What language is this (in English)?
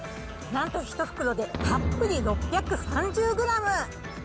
Japanese